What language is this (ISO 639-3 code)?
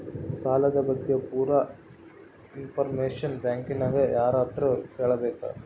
kan